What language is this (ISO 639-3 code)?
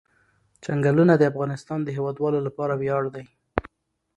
pus